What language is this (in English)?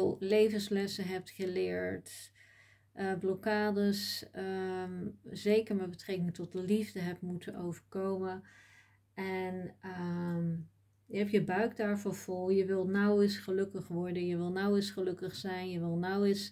Dutch